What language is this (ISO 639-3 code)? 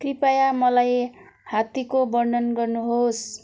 nep